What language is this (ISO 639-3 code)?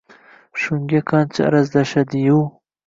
uzb